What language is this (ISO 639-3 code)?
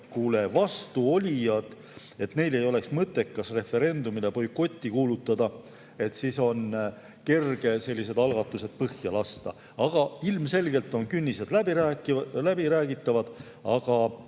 est